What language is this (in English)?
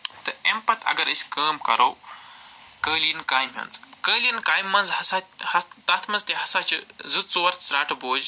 Kashmiri